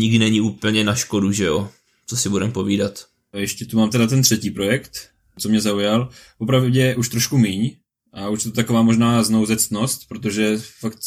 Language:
Czech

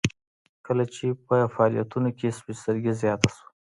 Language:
Pashto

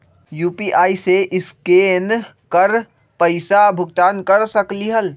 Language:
Magahi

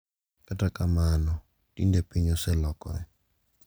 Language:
Luo (Kenya and Tanzania)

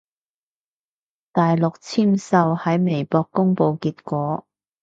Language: Cantonese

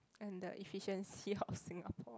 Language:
English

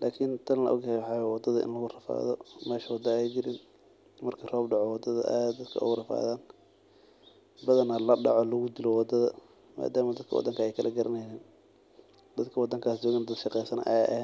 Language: Somali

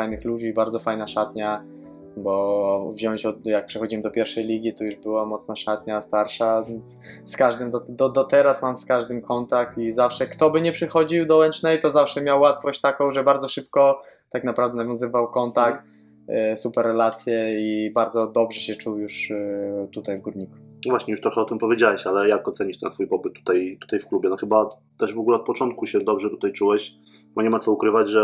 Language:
Polish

